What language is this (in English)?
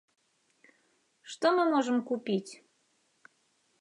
Belarusian